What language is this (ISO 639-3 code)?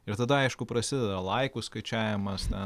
lit